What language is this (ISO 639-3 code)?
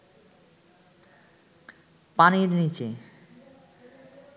ben